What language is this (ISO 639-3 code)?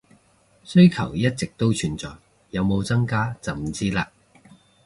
yue